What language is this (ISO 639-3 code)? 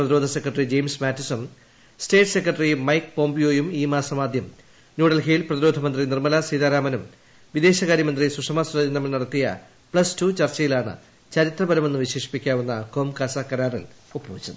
mal